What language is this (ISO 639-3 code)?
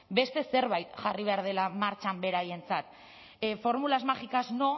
eus